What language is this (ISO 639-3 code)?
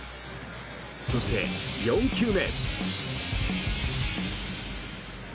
jpn